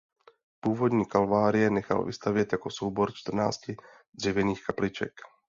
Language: Czech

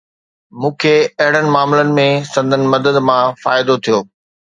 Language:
Sindhi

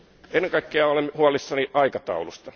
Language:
Finnish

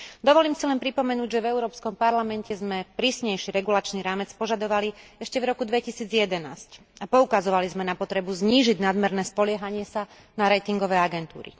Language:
Slovak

